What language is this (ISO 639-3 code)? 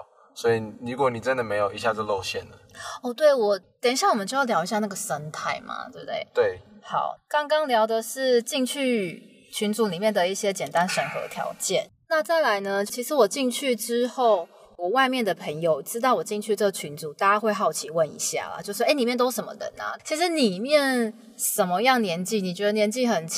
zho